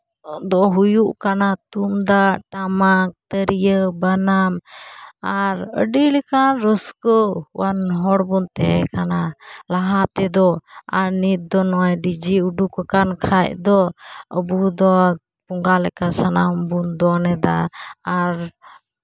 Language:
Santali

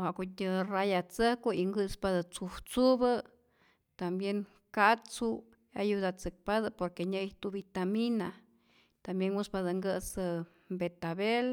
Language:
Rayón Zoque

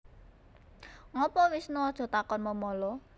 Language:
Javanese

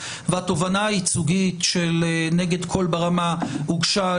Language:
Hebrew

